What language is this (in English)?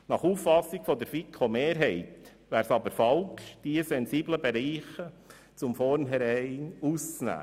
Swiss German